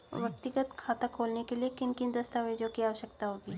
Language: Hindi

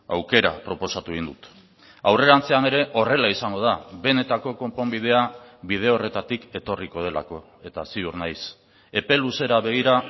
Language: Basque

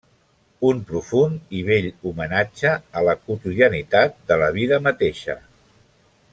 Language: Catalan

